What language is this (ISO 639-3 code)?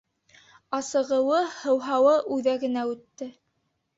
bak